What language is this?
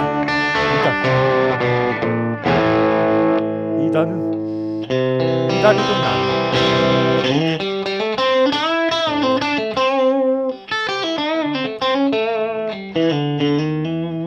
Korean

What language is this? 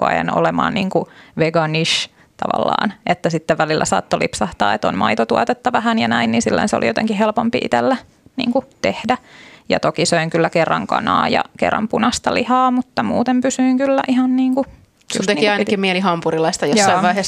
Finnish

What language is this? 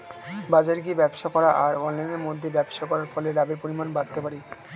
Bangla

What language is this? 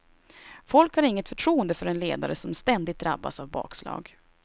Swedish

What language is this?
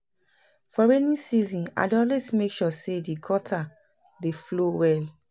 Nigerian Pidgin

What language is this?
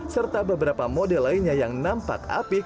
Indonesian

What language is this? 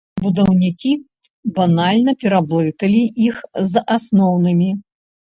Belarusian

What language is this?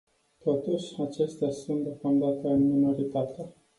Romanian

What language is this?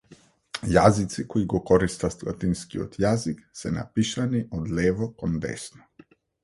Macedonian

